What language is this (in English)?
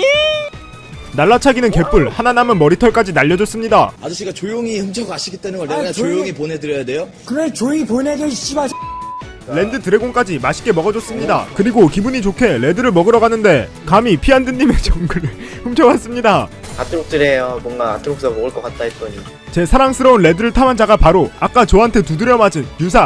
Korean